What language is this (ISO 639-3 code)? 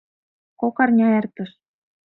chm